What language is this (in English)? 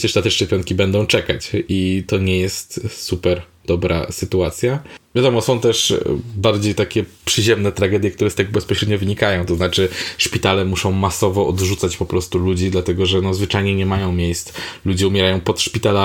Polish